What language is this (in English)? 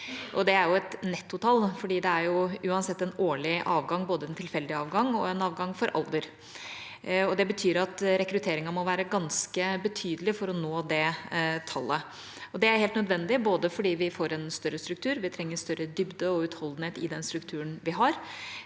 Norwegian